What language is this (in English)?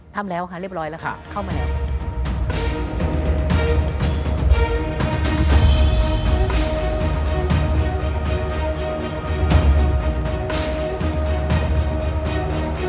Thai